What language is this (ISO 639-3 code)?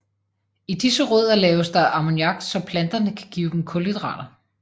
dan